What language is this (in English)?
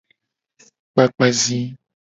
Gen